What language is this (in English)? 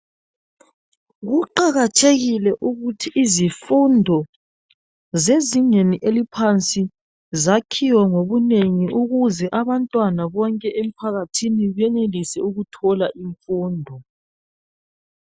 North Ndebele